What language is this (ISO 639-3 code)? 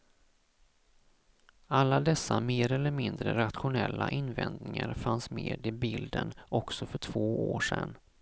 swe